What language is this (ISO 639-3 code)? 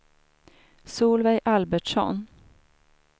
swe